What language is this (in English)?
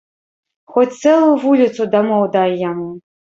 Belarusian